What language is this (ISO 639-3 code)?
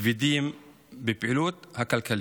heb